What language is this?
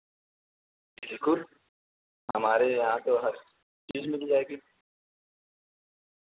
Urdu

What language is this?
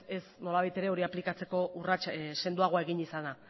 Basque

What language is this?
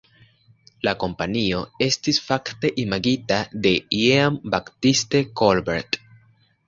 Esperanto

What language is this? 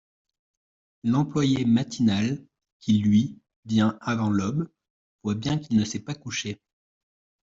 French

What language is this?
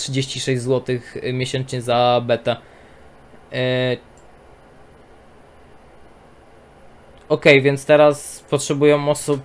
Polish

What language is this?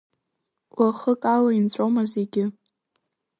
Abkhazian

